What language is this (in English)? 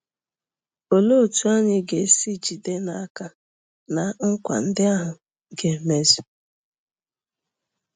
Igbo